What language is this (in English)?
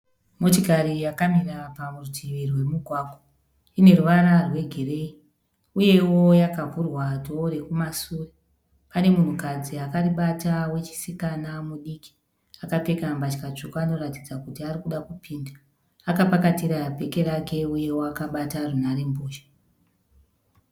Shona